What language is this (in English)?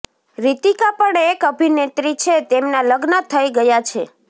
Gujarati